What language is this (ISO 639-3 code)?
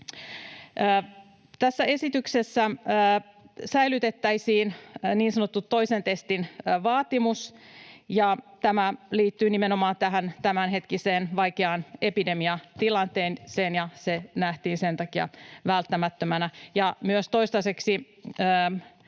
fin